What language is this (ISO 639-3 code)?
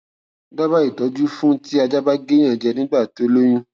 yor